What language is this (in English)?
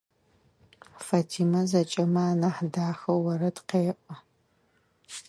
Adyghe